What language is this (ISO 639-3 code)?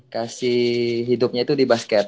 ind